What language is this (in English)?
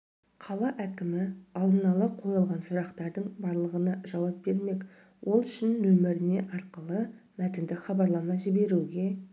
Kazakh